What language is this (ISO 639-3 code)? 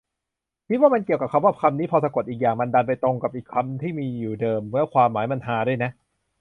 tha